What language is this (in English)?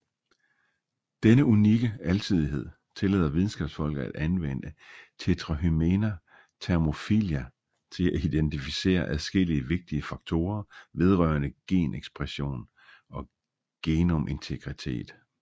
Danish